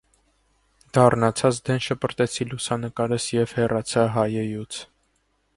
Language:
Armenian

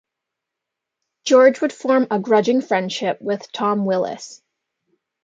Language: English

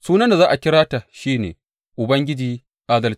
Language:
Hausa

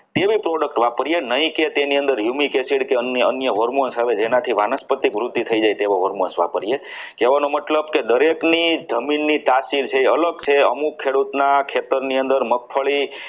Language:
Gujarati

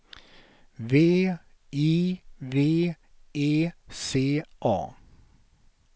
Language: Swedish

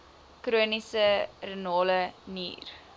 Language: Afrikaans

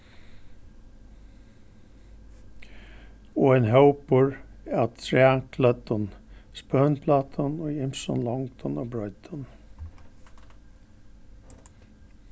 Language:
Faroese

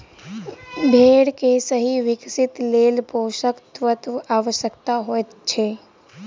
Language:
Maithili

